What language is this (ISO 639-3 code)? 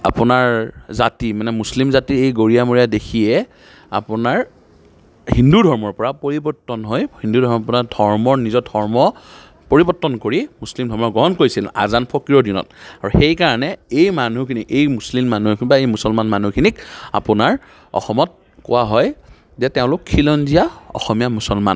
asm